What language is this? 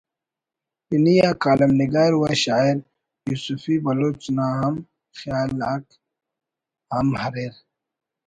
Brahui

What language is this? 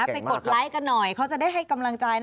Thai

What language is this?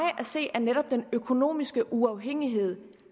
Danish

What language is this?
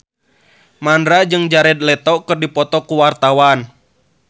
Sundanese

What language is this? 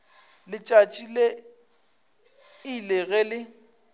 Northern Sotho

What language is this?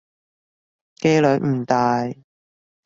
Cantonese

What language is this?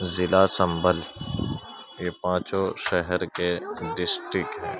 Urdu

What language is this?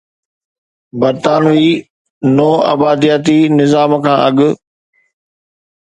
Sindhi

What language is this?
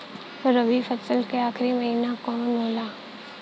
Bhojpuri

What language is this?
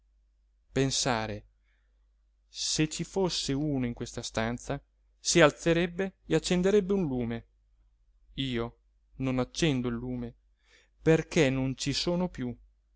Italian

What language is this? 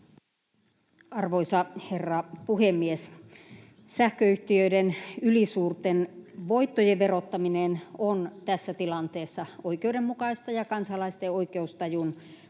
Finnish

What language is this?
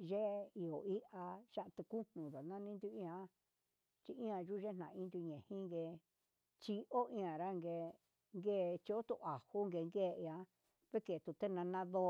Huitepec Mixtec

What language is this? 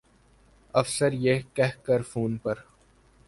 Urdu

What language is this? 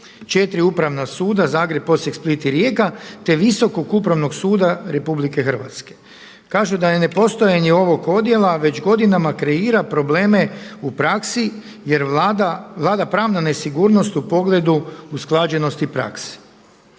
Croatian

